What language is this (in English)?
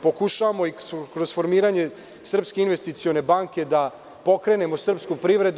Serbian